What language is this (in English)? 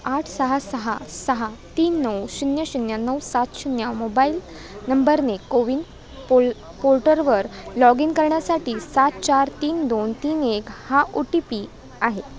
Marathi